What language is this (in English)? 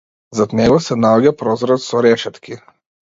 Macedonian